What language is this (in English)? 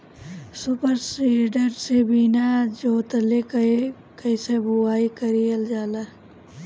Bhojpuri